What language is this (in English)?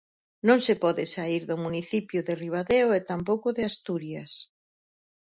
Galician